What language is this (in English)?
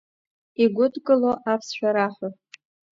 Abkhazian